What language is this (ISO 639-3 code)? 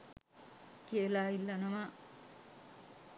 sin